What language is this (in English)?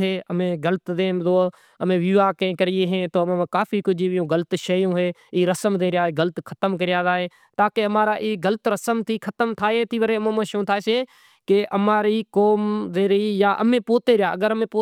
Kachi Koli